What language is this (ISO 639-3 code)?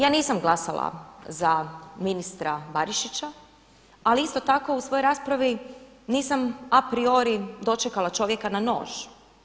hrv